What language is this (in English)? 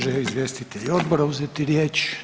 Croatian